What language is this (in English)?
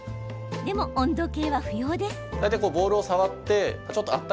Japanese